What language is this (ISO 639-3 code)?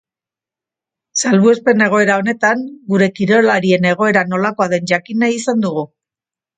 eus